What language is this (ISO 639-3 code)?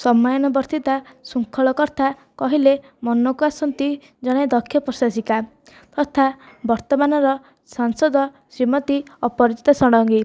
ori